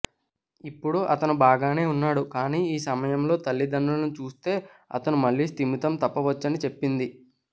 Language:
Telugu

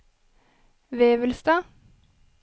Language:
Norwegian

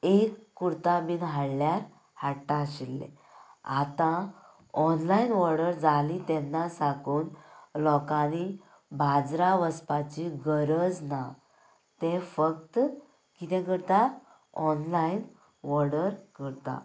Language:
Konkani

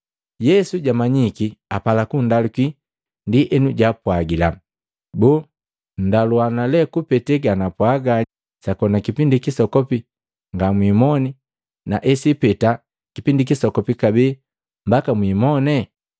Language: Matengo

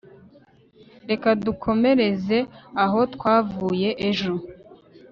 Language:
Kinyarwanda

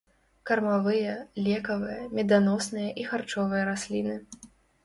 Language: Belarusian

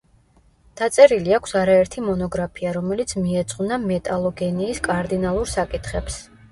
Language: Georgian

